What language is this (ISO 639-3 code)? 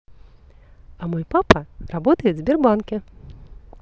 rus